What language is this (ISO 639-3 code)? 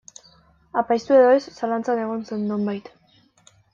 eus